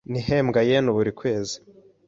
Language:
Kinyarwanda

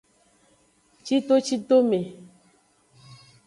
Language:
Aja (Benin)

